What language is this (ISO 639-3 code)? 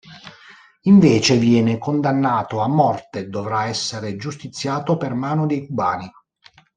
ita